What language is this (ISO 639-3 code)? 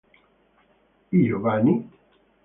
ita